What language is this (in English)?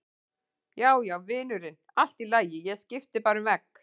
Icelandic